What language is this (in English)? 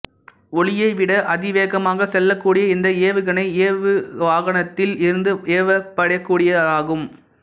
Tamil